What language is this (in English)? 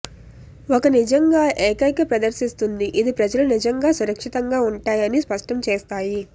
Telugu